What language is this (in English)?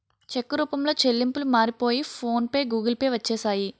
Telugu